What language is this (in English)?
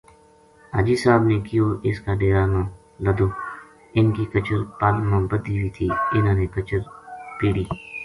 Gujari